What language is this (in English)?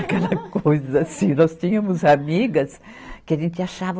Portuguese